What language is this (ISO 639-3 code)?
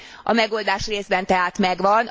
hun